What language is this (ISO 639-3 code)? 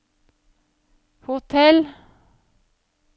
nor